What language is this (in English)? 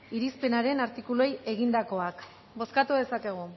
Basque